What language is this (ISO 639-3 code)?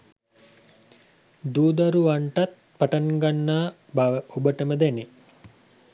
sin